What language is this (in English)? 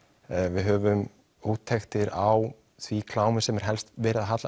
Icelandic